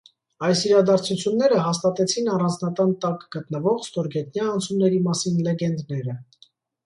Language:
Armenian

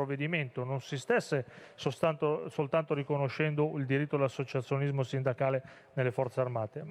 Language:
Italian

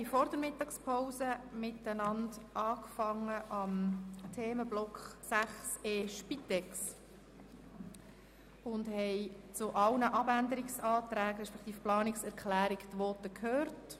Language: Swiss German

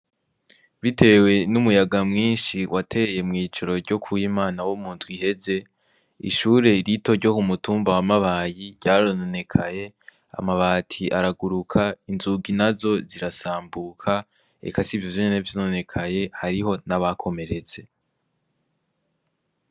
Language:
Rundi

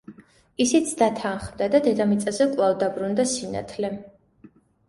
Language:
Georgian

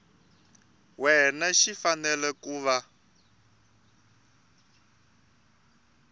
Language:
Tsonga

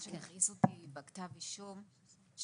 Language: Hebrew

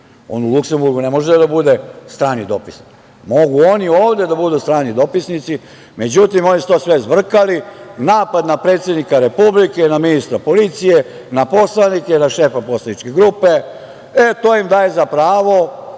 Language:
Serbian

